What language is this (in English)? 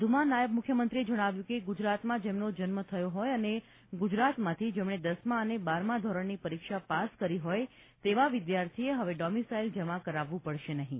Gujarati